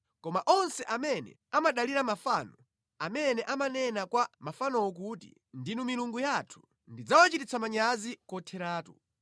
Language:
Nyanja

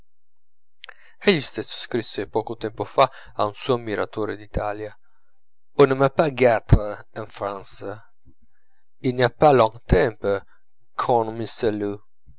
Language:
Italian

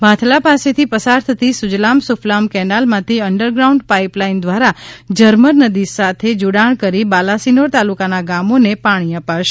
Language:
Gujarati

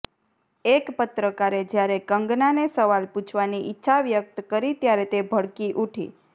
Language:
Gujarati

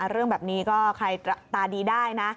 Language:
Thai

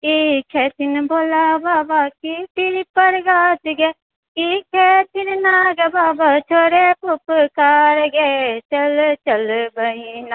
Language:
Maithili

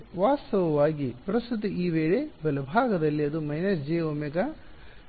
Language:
Kannada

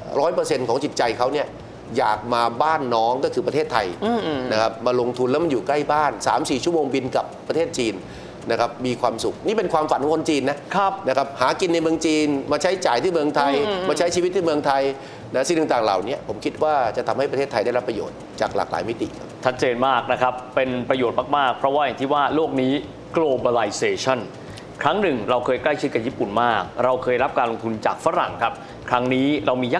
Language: Thai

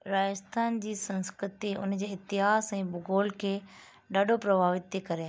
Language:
Sindhi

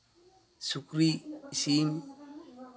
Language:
Santali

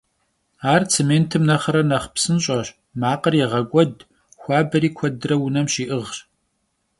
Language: Kabardian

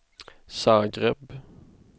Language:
Swedish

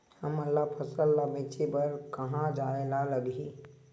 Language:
Chhattisgarhi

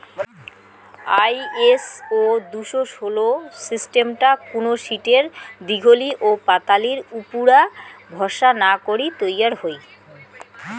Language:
Bangla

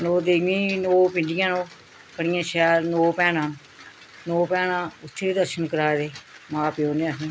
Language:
Dogri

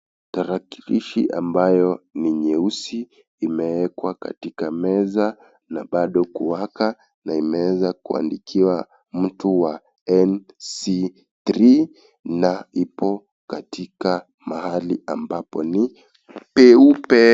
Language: Swahili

